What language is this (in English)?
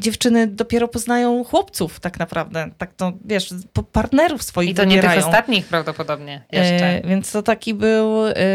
Polish